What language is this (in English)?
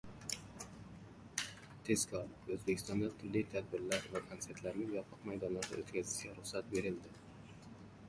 Uzbek